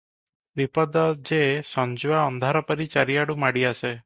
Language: Odia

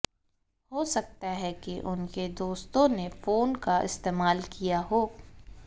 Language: Hindi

